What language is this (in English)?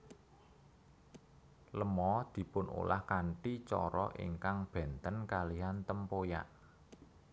Javanese